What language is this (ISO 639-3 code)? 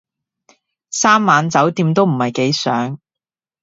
yue